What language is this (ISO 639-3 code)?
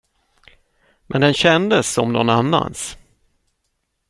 swe